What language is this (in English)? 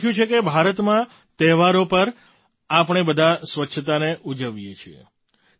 Gujarati